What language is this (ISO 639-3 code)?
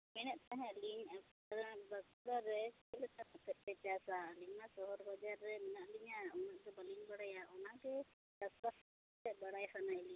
sat